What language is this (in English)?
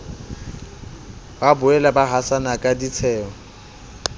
Southern Sotho